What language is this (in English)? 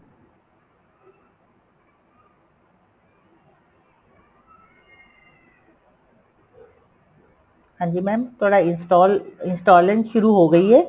Punjabi